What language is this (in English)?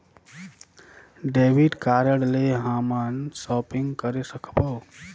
Chhattisgarhi